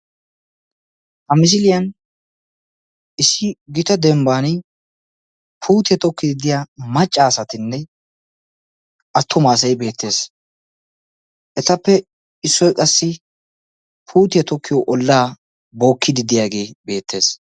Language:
Wolaytta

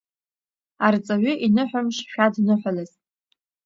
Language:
Abkhazian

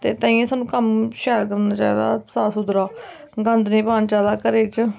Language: Dogri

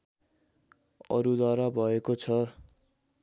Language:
Nepali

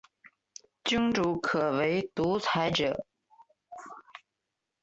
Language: Chinese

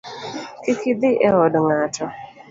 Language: Luo (Kenya and Tanzania)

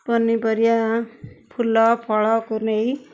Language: Odia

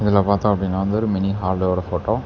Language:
Tamil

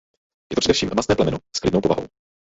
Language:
Czech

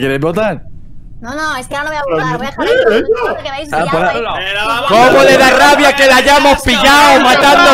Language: Spanish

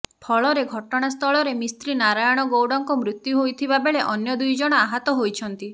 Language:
Odia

